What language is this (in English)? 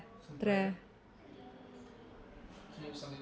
Dogri